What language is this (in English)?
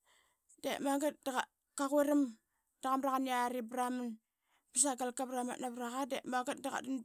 Qaqet